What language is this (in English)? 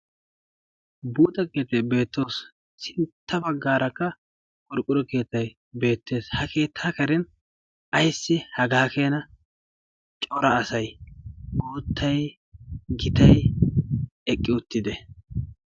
Wolaytta